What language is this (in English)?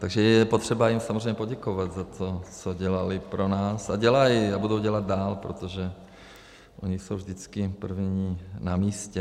Czech